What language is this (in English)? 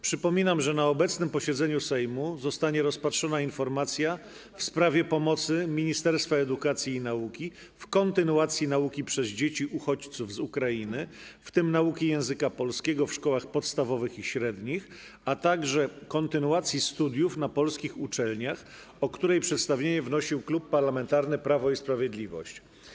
Polish